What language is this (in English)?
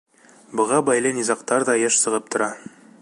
Bashkir